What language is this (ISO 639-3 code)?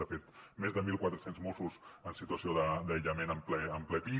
cat